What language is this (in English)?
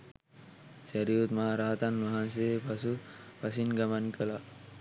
Sinhala